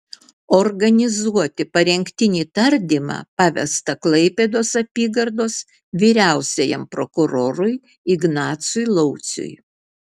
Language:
Lithuanian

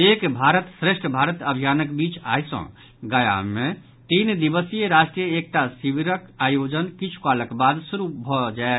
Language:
Maithili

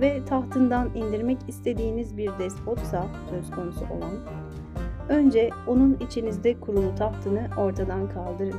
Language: Turkish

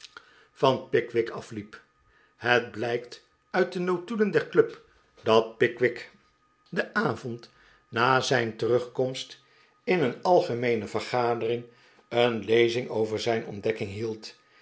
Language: Dutch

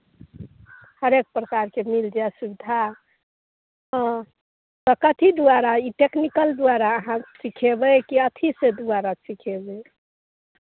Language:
Maithili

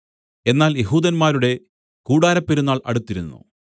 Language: Malayalam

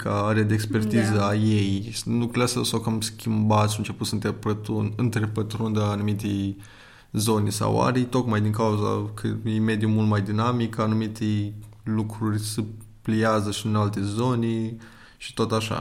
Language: Romanian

